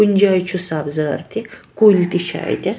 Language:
Kashmiri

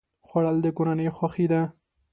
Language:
Pashto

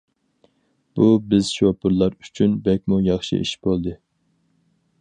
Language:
Uyghur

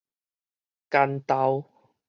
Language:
Min Nan Chinese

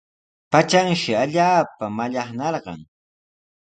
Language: Sihuas Ancash Quechua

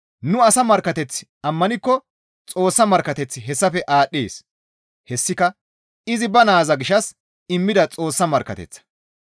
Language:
Gamo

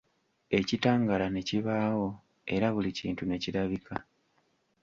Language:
Ganda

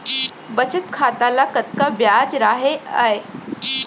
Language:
Chhattisgarhi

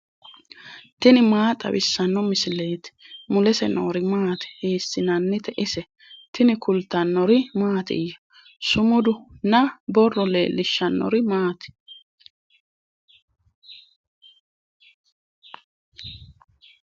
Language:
Sidamo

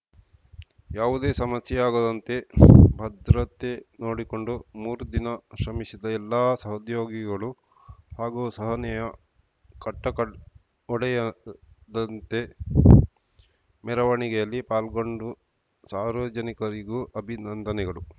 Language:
Kannada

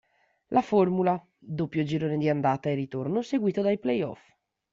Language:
Italian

